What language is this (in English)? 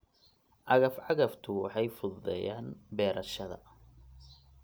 Somali